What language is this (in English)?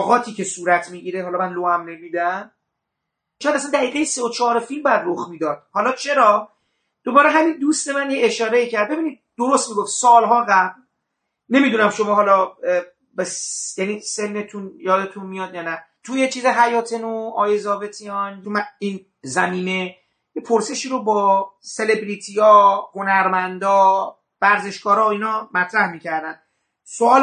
Persian